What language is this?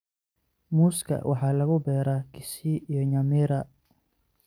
Somali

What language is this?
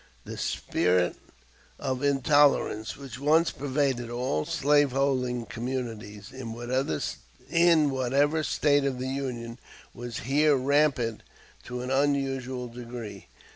English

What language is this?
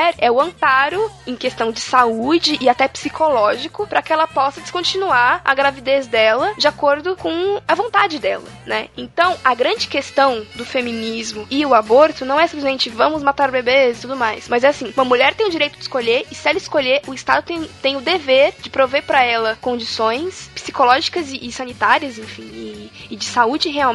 Portuguese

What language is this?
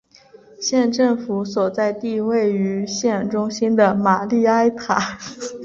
Chinese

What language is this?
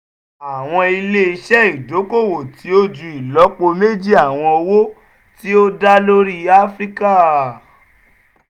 Yoruba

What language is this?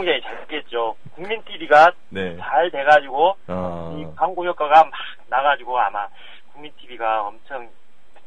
Korean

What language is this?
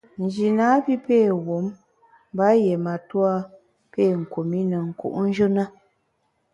Bamun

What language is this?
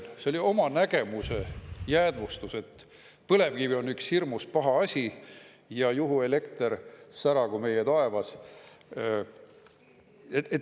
Estonian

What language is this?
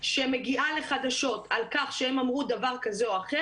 Hebrew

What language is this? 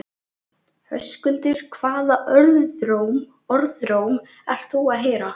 Icelandic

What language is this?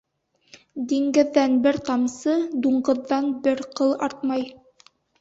Bashkir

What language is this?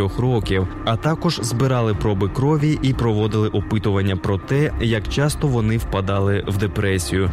Ukrainian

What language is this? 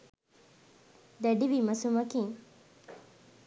Sinhala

